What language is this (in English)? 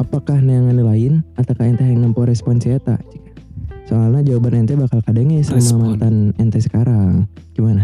Indonesian